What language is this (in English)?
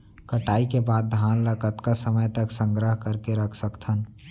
Chhattisgarhi